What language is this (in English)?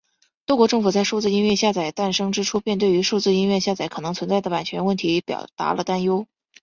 Chinese